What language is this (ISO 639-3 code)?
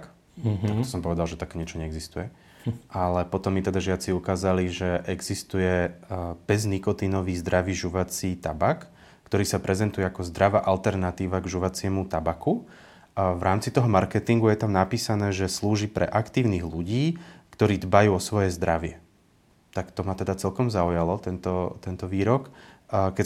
slk